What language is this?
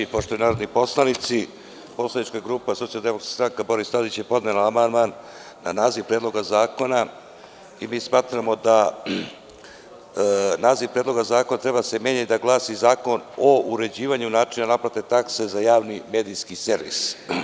Serbian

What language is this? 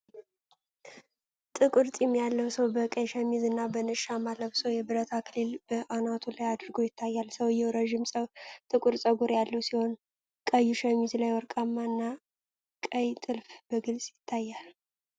Amharic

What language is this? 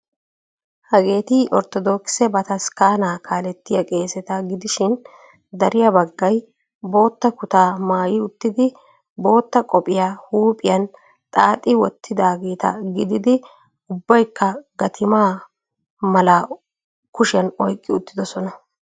Wolaytta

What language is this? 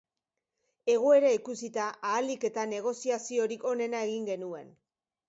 Basque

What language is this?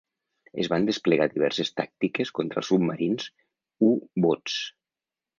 Catalan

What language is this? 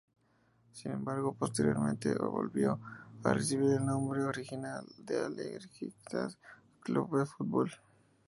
Spanish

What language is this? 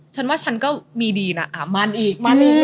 Thai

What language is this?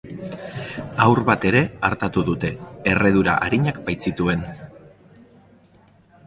Basque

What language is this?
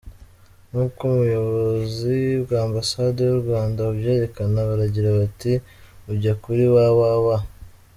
Kinyarwanda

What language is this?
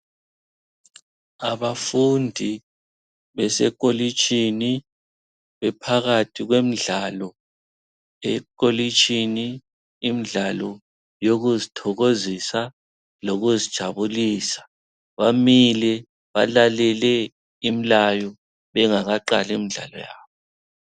North Ndebele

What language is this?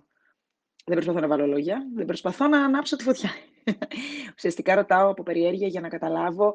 Greek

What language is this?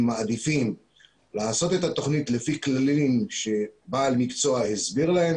Hebrew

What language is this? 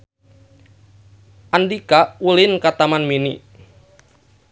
Sundanese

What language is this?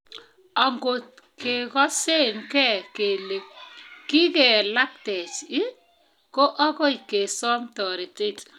Kalenjin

